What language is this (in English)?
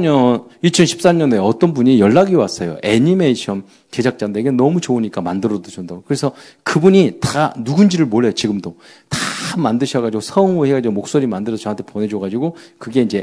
Korean